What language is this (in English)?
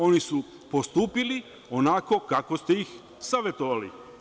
Serbian